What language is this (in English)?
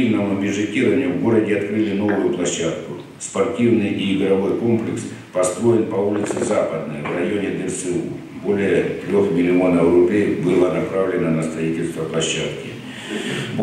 Russian